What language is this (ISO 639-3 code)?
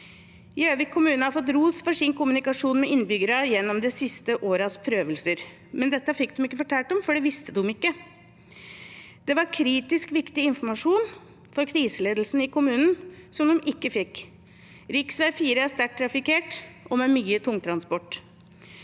nor